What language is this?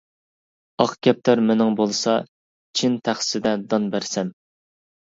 Uyghur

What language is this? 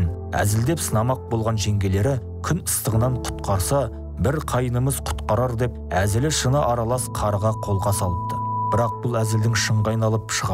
Turkish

